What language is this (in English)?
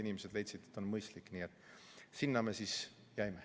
Estonian